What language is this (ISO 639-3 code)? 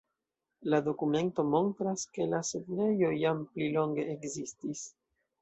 epo